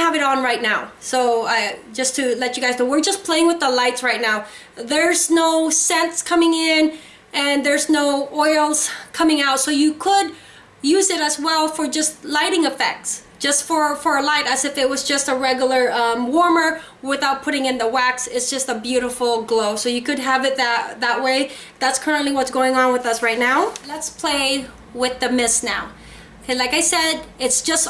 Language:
English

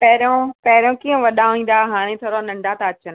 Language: Sindhi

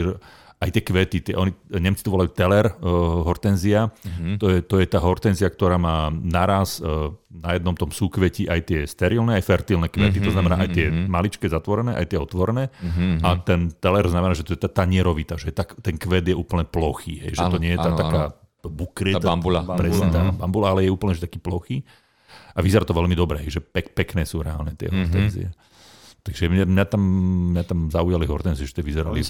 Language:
Slovak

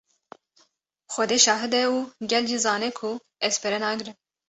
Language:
Kurdish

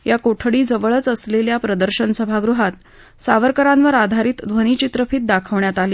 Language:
Marathi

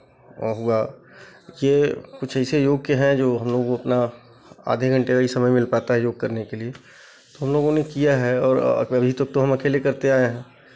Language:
Hindi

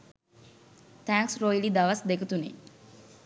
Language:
Sinhala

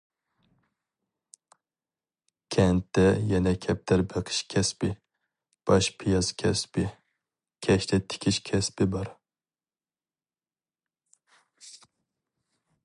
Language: Uyghur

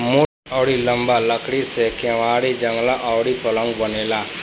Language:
Bhojpuri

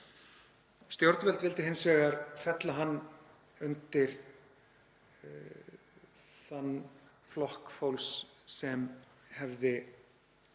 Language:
Icelandic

